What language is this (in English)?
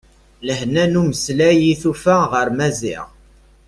Kabyle